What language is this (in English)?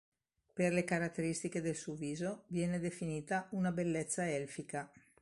Italian